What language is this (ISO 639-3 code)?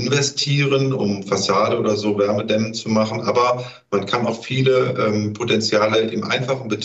deu